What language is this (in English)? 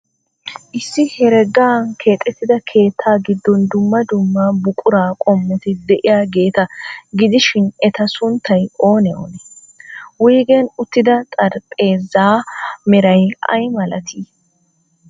Wolaytta